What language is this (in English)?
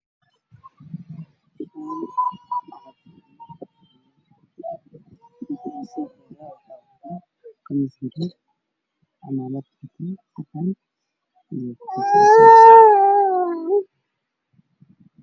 Somali